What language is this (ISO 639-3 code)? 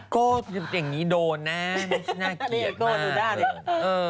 tha